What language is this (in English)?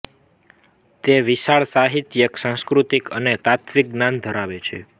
Gujarati